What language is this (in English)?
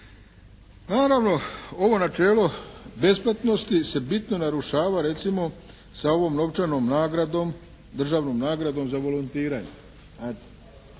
Croatian